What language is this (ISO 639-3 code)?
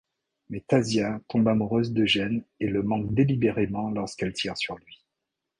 fra